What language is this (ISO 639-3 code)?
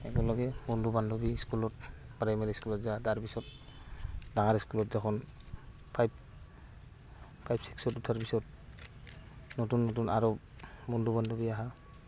asm